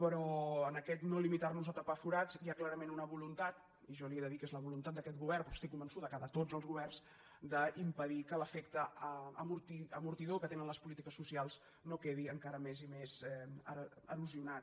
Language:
Catalan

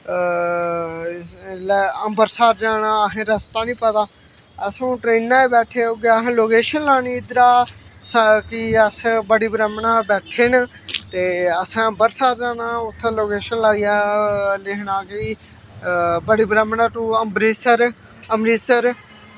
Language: Dogri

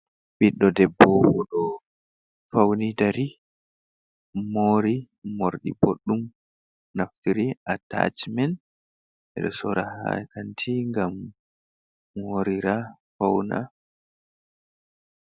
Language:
Fula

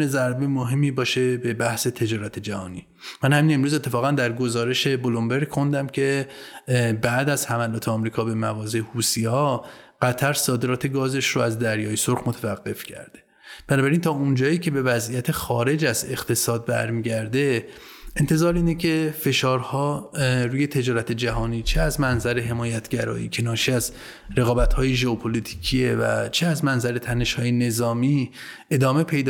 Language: Persian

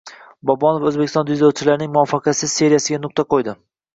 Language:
Uzbek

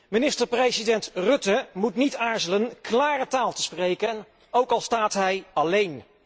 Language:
Dutch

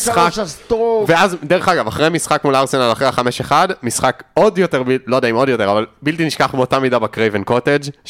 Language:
Hebrew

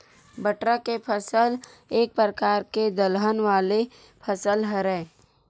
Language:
Chhattisgarhi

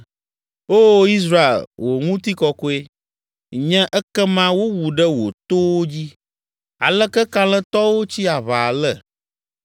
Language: Ewe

